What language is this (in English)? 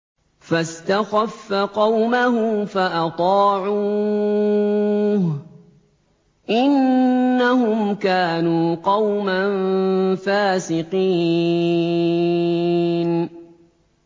Arabic